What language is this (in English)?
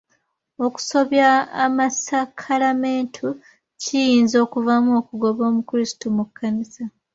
Ganda